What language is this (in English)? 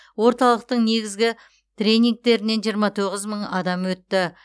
Kazakh